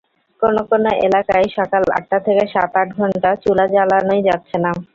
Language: Bangla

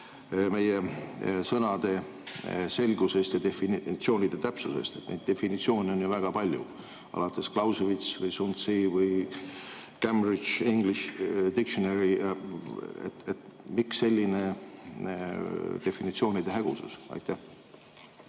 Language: Estonian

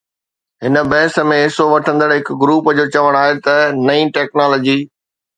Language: Sindhi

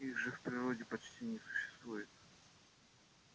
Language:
Russian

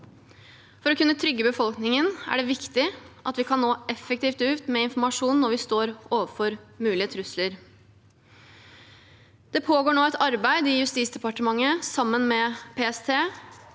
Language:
Norwegian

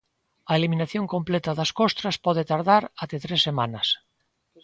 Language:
Galician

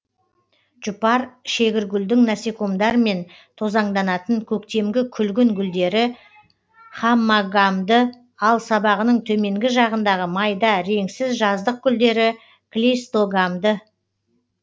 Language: Kazakh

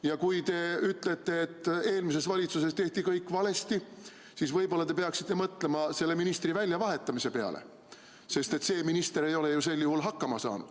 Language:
Estonian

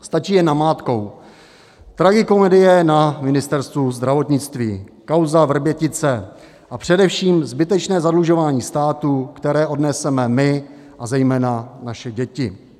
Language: Czech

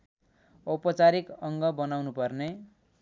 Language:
Nepali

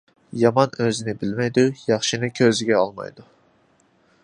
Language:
Uyghur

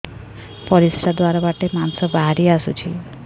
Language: Odia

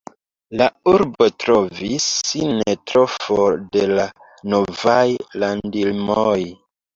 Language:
Esperanto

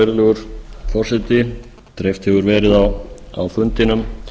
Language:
Icelandic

